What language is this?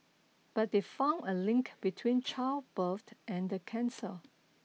English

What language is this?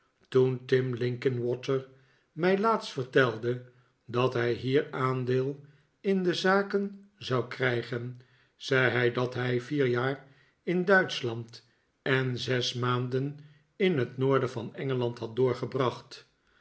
Dutch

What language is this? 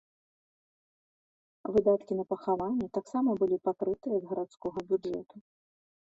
Belarusian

